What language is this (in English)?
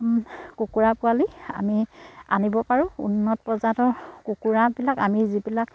Assamese